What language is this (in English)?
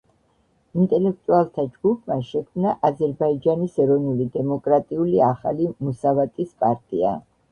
Georgian